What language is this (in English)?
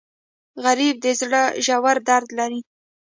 Pashto